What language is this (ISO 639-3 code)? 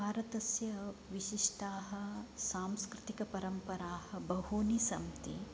san